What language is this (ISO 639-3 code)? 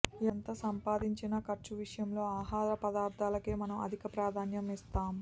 tel